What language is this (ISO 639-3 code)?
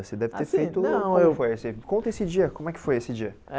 por